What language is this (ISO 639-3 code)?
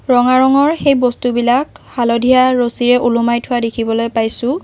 asm